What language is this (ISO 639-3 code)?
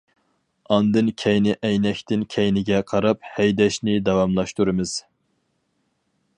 uig